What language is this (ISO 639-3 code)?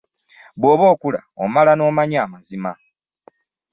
lug